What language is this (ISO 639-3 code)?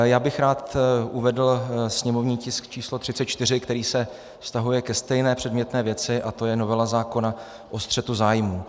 ces